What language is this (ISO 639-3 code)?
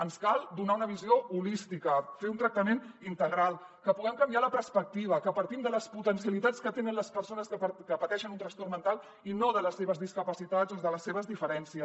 cat